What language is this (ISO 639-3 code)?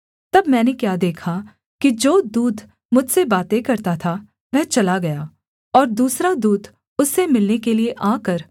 hin